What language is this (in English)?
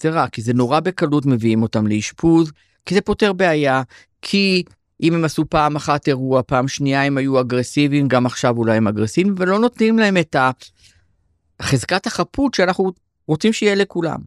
Hebrew